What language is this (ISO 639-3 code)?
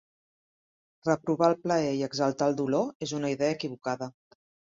cat